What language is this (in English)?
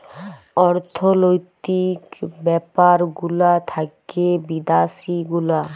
Bangla